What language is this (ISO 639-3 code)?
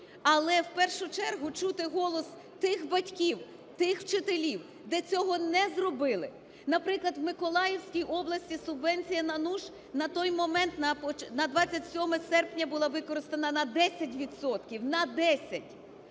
ukr